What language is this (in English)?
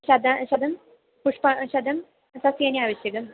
Sanskrit